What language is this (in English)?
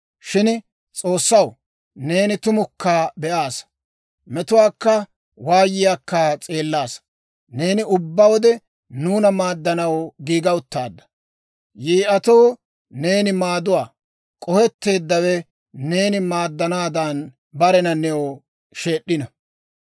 Dawro